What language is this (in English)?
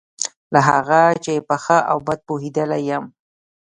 Pashto